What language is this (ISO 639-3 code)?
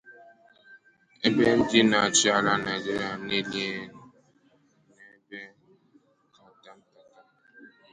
ibo